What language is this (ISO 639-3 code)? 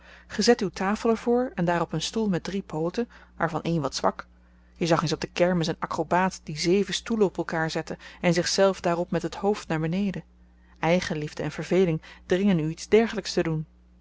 nld